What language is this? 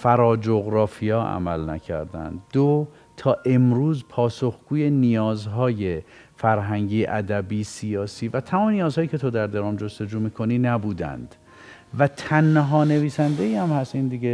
Persian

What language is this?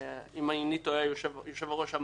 Hebrew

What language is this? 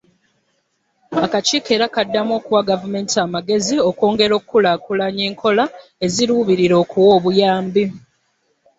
Ganda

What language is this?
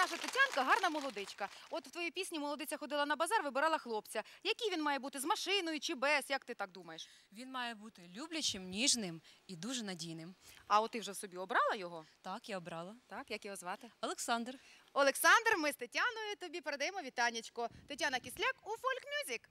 Ukrainian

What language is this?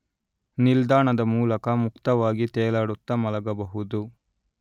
Kannada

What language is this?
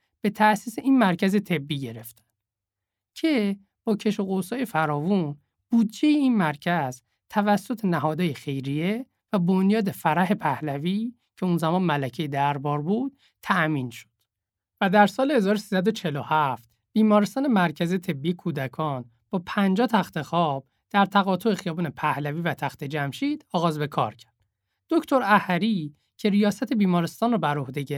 Persian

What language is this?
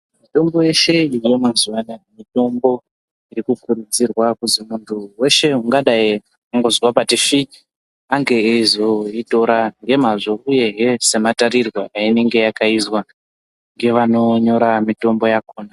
Ndau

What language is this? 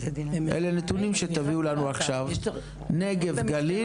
Hebrew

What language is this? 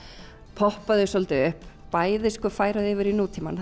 Icelandic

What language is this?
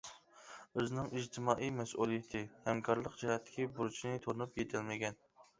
Uyghur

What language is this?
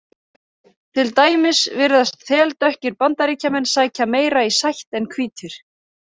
Icelandic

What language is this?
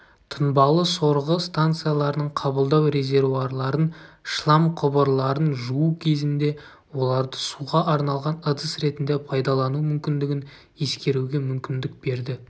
Kazakh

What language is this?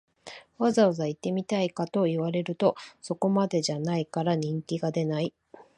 Japanese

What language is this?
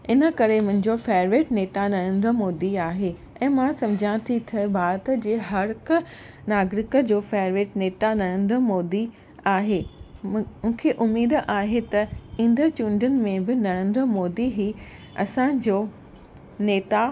Sindhi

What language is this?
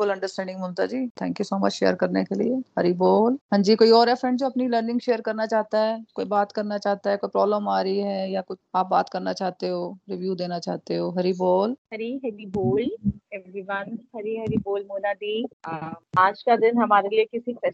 Hindi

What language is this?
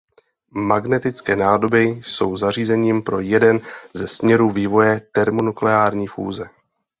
Czech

